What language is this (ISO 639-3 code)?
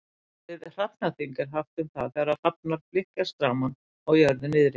isl